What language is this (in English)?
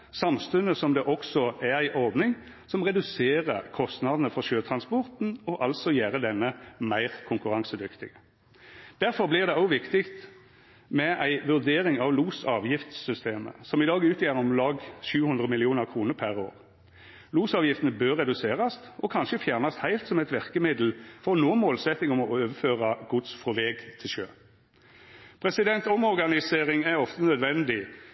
Norwegian Nynorsk